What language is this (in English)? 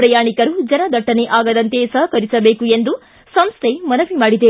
Kannada